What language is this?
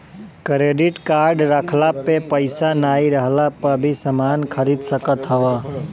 Bhojpuri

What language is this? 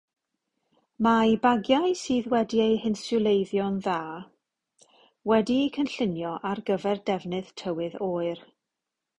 Welsh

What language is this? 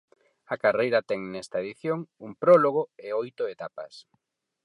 Galician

